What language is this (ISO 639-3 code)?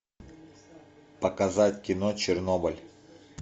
rus